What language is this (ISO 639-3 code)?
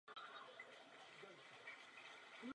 ces